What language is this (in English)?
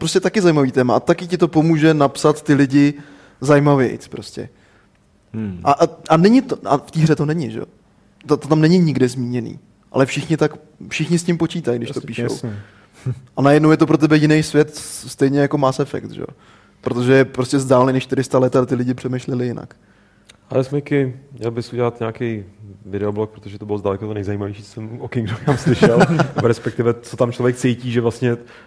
Czech